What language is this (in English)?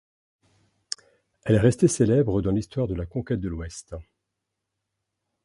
French